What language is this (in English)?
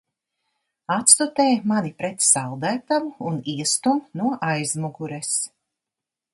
Latvian